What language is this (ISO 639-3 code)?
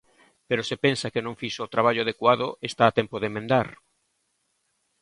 glg